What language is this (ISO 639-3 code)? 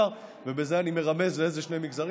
heb